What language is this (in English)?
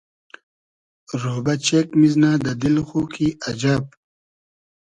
Hazaragi